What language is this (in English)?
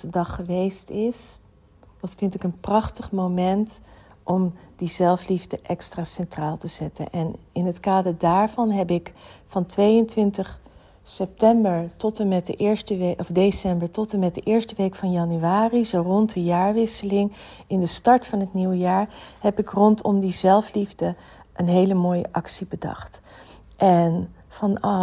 Dutch